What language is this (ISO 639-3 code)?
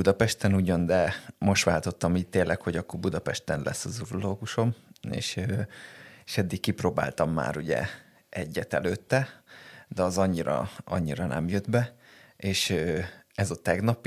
hun